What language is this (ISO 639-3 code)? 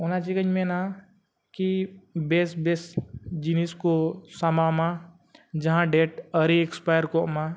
sat